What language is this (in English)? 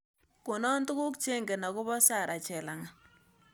Kalenjin